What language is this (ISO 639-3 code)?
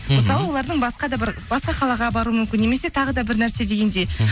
kaz